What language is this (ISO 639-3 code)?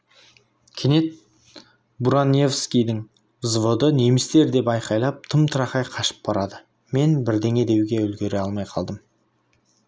kaz